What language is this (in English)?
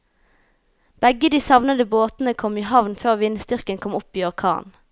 Norwegian